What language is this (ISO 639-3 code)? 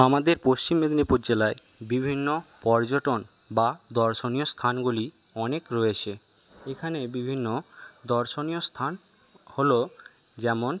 ben